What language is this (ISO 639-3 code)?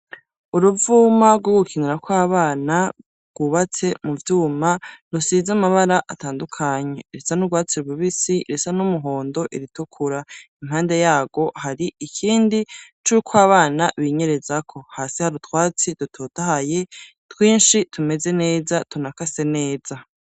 run